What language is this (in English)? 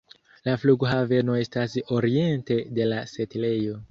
Esperanto